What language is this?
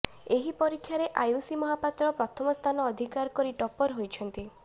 Odia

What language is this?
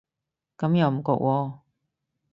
Cantonese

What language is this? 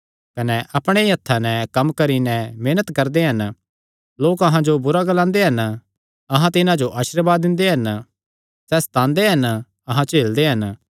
Kangri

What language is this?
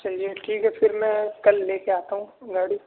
Urdu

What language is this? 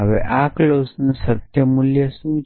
Gujarati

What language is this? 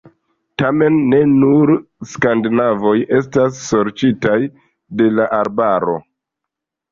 Esperanto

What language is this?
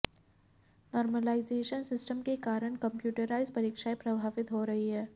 Hindi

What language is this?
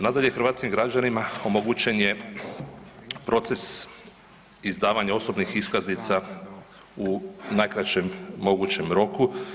Croatian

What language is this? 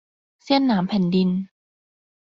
Thai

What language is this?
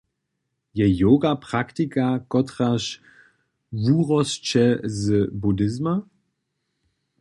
Upper Sorbian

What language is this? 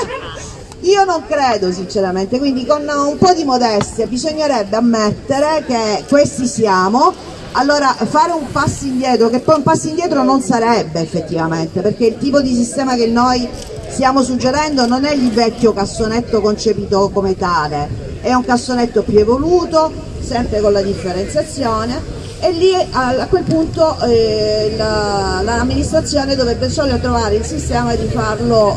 Italian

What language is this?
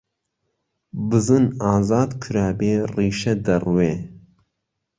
Central Kurdish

